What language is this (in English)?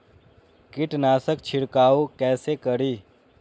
Maithili